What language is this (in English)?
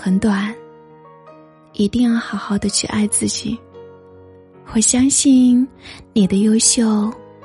Chinese